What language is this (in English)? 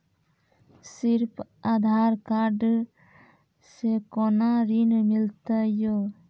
Maithili